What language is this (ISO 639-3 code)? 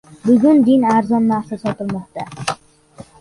uzb